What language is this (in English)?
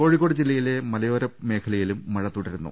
Malayalam